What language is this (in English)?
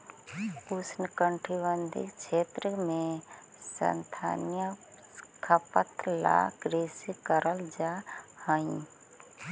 Magahi